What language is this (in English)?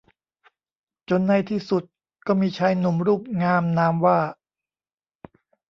Thai